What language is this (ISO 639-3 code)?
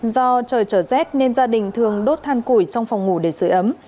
vie